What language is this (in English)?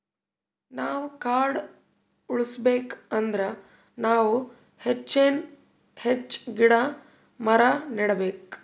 Kannada